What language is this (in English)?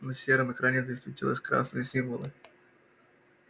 Russian